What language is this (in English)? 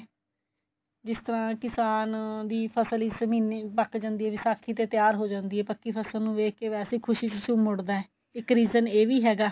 Punjabi